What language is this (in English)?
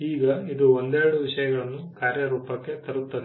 Kannada